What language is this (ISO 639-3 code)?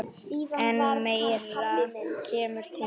isl